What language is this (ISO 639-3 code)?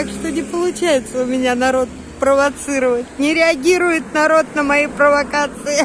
rus